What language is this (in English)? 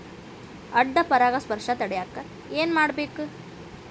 Kannada